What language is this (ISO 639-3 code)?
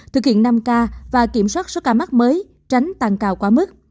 vie